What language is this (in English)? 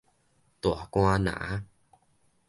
Min Nan Chinese